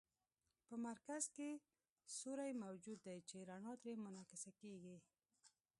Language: Pashto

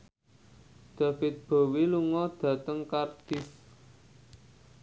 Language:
Javanese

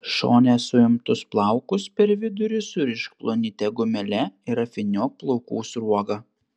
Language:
Lithuanian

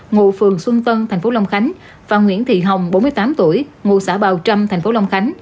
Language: Vietnamese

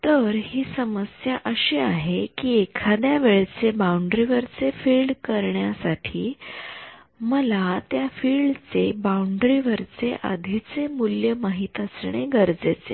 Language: Marathi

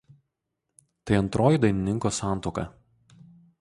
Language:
Lithuanian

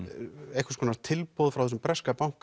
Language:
Icelandic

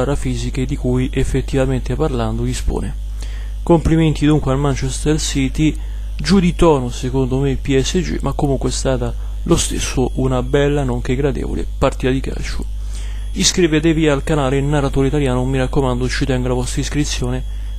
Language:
Italian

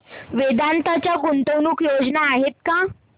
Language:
Marathi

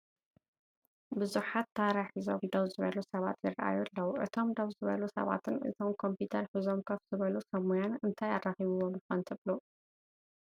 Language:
Tigrinya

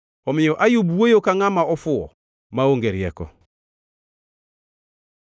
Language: Luo (Kenya and Tanzania)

